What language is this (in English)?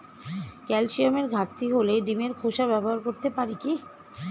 Bangla